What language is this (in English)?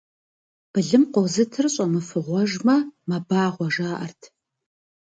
Kabardian